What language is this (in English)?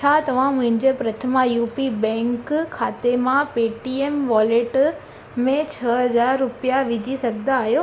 Sindhi